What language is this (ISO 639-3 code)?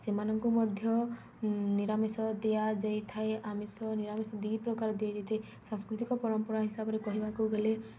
ori